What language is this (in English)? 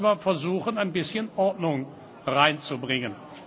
German